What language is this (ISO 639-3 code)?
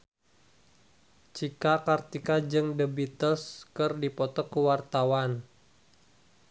sun